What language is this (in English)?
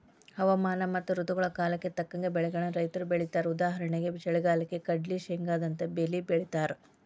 Kannada